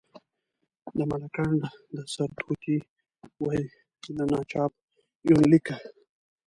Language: Pashto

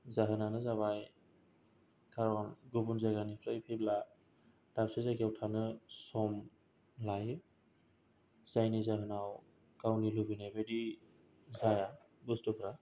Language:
Bodo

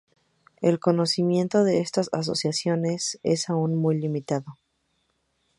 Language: Spanish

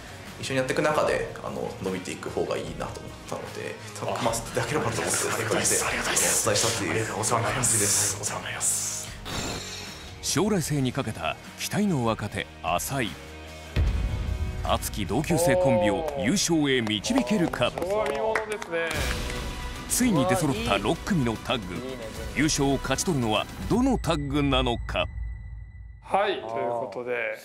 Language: Japanese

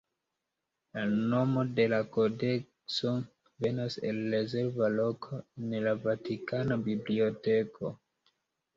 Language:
Esperanto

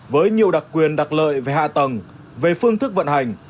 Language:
Vietnamese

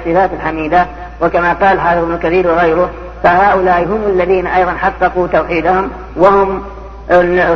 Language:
Arabic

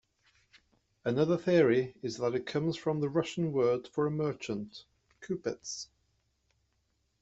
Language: English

